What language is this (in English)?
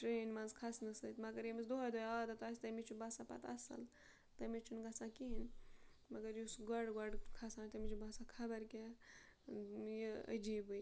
Kashmiri